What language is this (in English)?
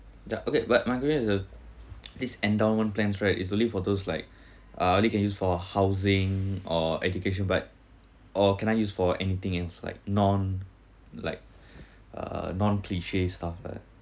English